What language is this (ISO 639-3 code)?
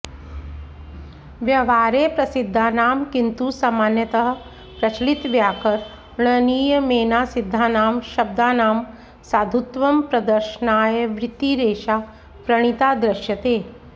san